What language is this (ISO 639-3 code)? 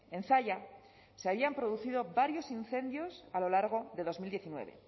spa